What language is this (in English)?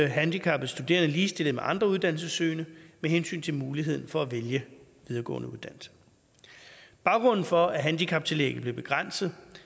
Danish